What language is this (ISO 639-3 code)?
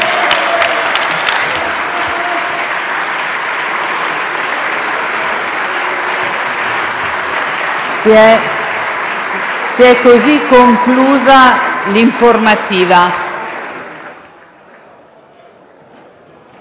ita